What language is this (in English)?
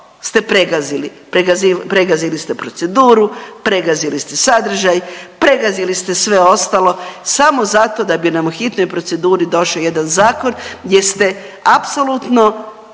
Croatian